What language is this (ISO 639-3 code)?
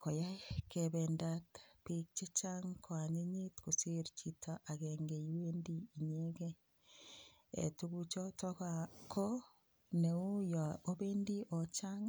kln